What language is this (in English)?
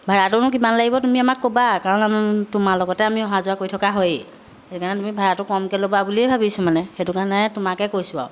Assamese